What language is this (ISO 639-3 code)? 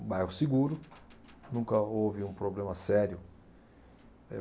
por